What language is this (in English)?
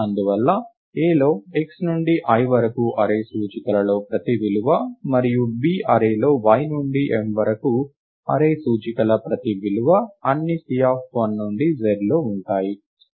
Telugu